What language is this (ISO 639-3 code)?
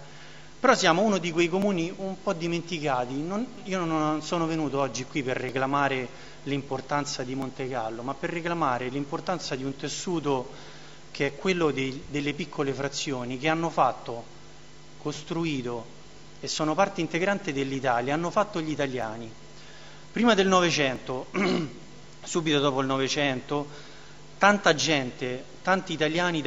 ita